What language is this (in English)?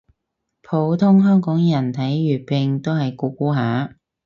Cantonese